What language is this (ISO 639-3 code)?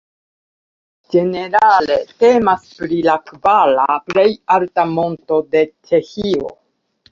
epo